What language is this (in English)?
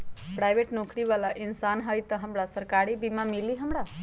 Magahi